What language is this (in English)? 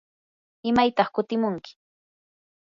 Yanahuanca Pasco Quechua